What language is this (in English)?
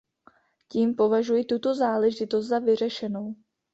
Czech